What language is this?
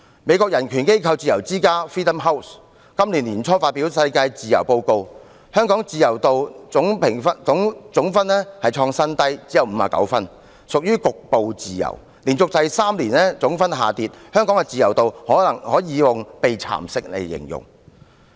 Cantonese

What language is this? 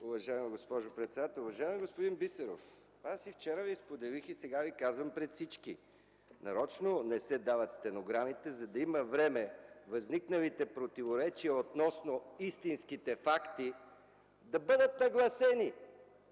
Bulgarian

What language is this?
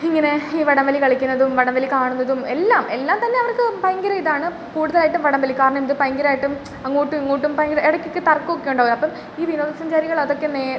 Malayalam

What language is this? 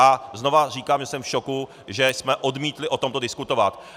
Czech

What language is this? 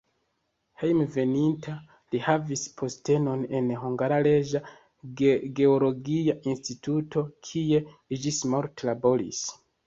Esperanto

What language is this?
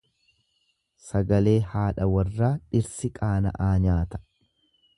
Oromo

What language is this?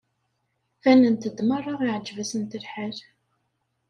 Kabyle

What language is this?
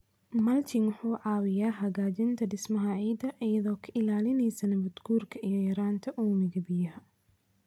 Somali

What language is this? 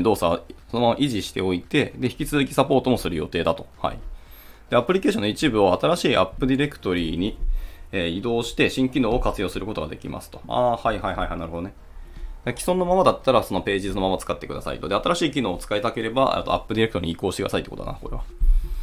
Japanese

